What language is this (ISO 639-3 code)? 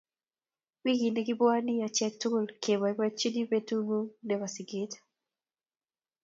kln